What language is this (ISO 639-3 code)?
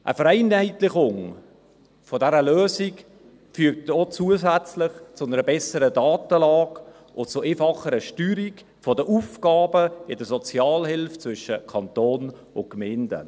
gsw